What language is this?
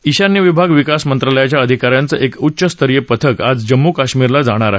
Marathi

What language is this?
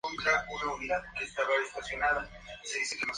Spanish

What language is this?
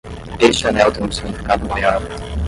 Portuguese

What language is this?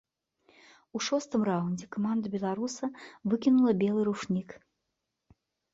Belarusian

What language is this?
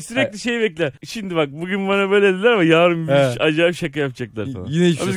Turkish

